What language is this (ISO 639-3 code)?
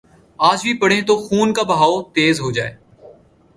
urd